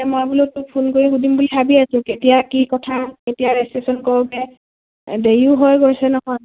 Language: Assamese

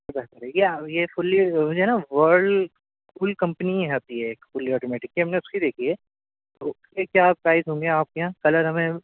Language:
Urdu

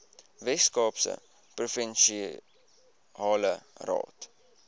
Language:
Afrikaans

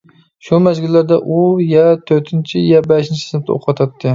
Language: Uyghur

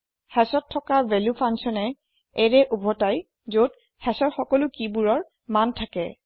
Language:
Assamese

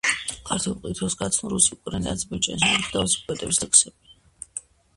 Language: Georgian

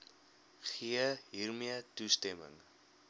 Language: Afrikaans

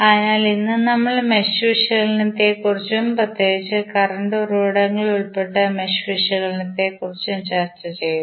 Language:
Malayalam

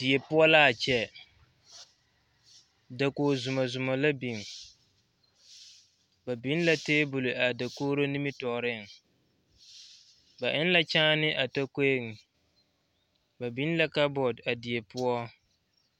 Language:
Southern Dagaare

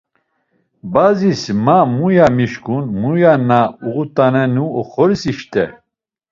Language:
Laz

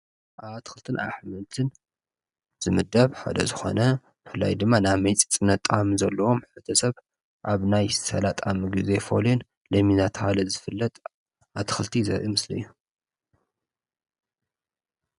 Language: Tigrinya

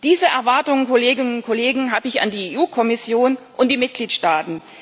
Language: German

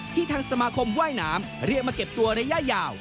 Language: Thai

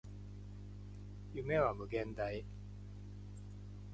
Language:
Japanese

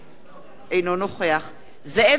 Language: Hebrew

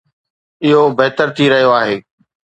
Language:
Sindhi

